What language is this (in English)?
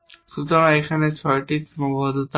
Bangla